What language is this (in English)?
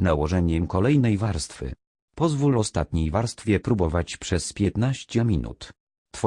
Polish